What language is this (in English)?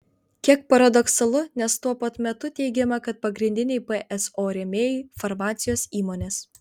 Lithuanian